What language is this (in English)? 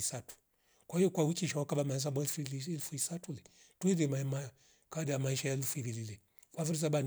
Rombo